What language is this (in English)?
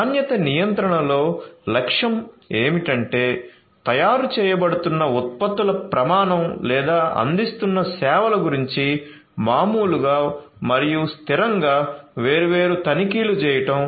Telugu